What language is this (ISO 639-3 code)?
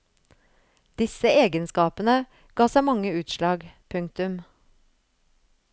nor